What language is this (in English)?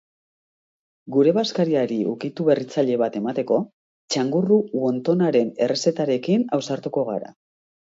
Basque